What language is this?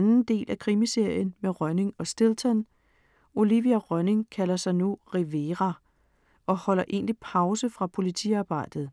Danish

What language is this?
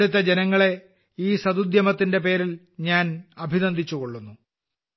Malayalam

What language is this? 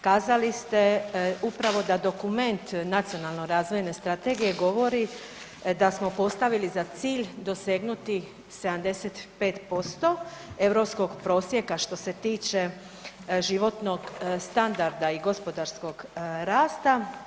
Croatian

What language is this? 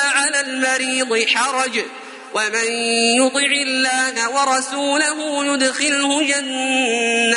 Arabic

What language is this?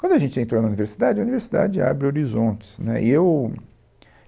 Portuguese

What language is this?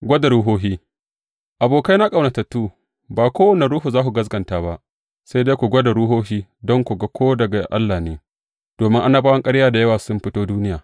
Hausa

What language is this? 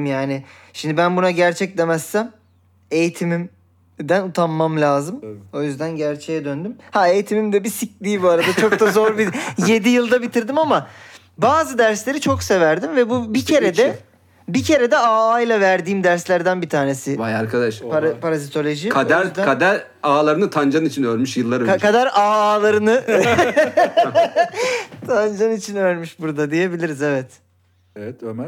Turkish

